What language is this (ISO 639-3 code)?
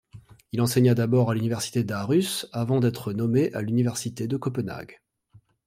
fra